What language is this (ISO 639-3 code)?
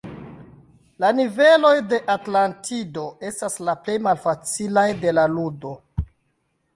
epo